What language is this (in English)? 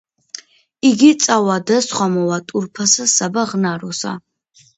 Georgian